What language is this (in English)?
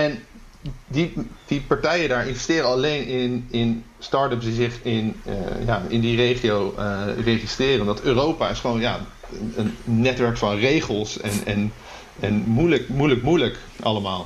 Dutch